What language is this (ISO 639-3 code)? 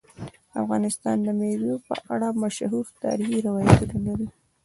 pus